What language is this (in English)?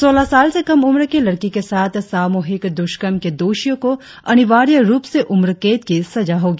Hindi